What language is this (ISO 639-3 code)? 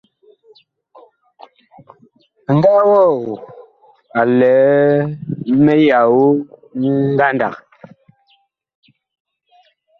bkh